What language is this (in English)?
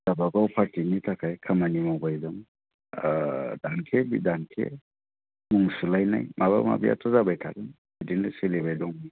Bodo